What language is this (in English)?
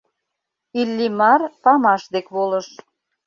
Mari